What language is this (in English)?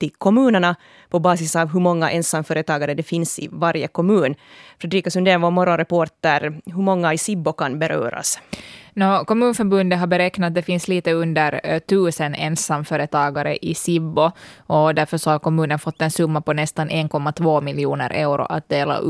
Swedish